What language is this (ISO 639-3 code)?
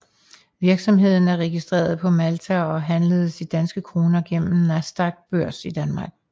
dan